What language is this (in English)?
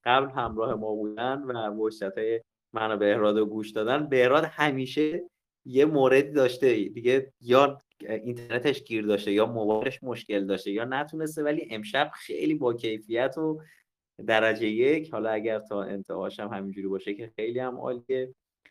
Persian